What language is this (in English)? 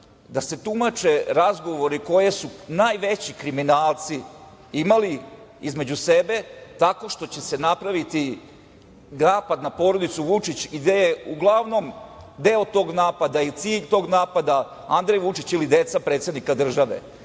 Serbian